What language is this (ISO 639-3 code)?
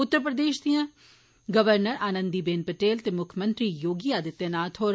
doi